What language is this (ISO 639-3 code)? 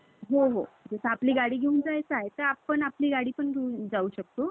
mar